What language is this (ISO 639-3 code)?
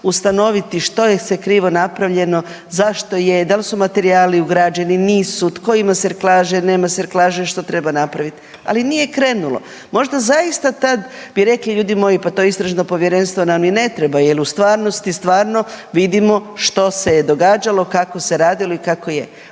hrv